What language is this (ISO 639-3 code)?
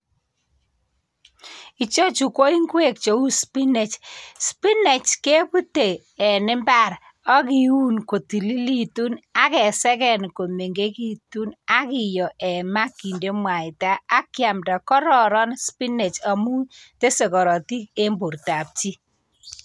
kln